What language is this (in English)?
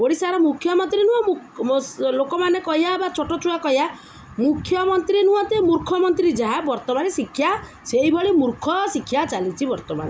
Odia